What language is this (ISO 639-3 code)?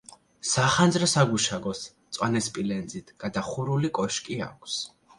kat